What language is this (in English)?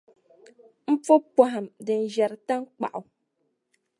Dagbani